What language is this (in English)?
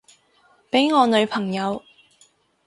Cantonese